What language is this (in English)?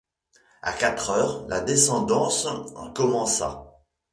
French